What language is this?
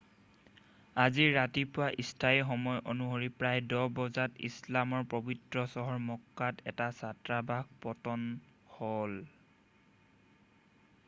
Assamese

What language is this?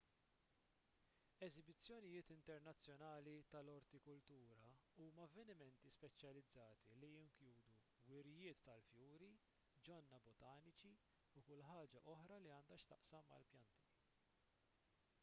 Maltese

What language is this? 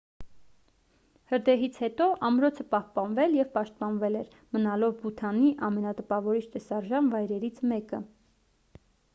Armenian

